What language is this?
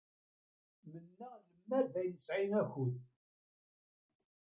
Kabyle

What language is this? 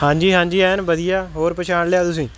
Punjabi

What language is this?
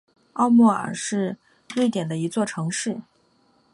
Chinese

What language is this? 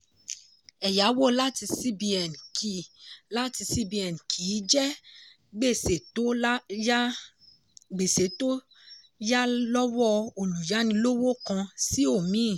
Yoruba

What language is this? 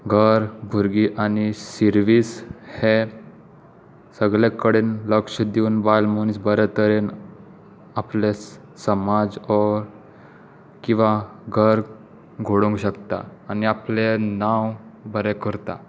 Konkani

